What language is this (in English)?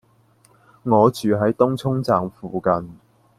Cantonese